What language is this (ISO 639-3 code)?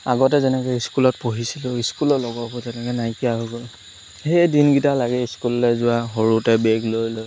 asm